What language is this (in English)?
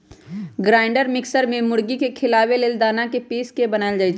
Magahi